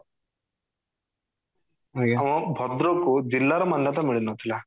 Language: Odia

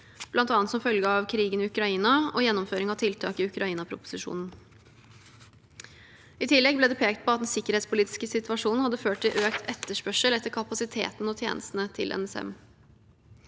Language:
Norwegian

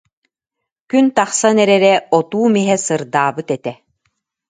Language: Yakut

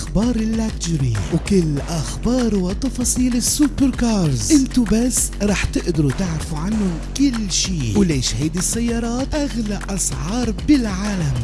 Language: Arabic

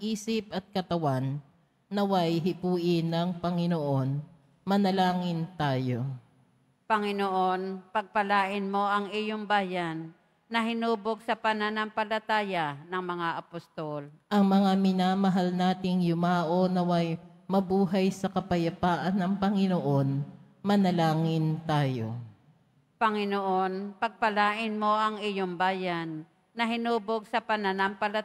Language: Filipino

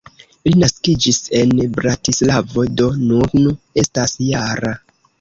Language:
Esperanto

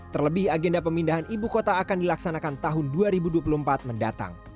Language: Indonesian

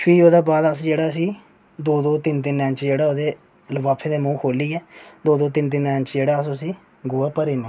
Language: Dogri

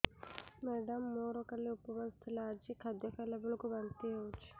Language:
Odia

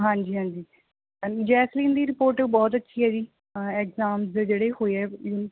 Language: Punjabi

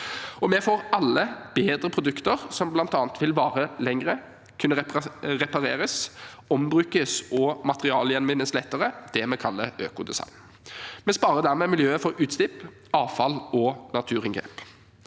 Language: Norwegian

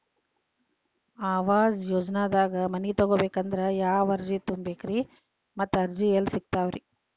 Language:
Kannada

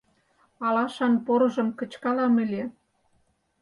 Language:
Mari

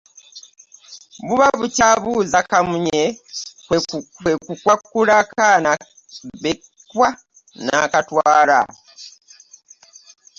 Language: Ganda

